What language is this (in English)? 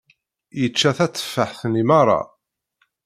Kabyle